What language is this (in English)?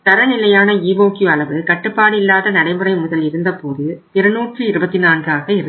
Tamil